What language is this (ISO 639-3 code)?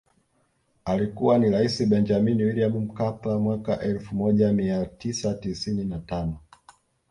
swa